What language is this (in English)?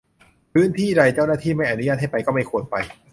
Thai